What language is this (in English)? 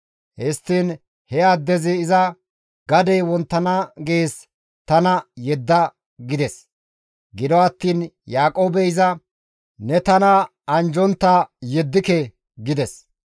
Gamo